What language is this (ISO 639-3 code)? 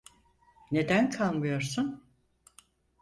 tur